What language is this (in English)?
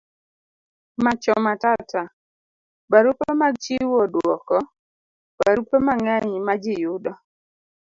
Luo (Kenya and Tanzania)